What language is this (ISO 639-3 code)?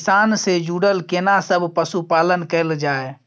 mai